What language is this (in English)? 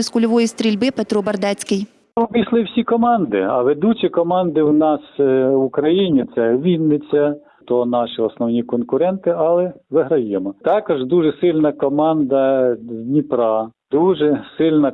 Ukrainian